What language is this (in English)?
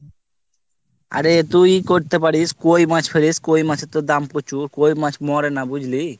Bangla